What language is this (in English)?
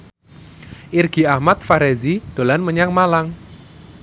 Javanese